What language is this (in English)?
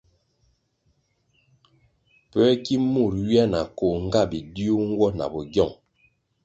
Kwasio